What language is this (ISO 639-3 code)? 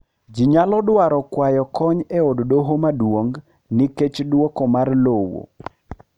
luo